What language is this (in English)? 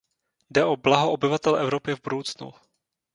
Czech